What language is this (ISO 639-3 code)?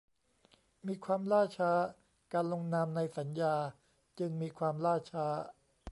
tha